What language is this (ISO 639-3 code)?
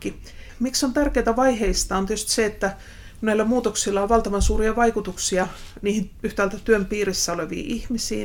fin